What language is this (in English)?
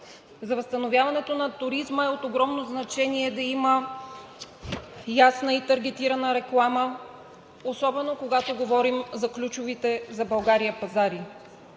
Bulgarian